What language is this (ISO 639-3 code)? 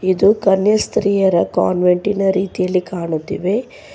kan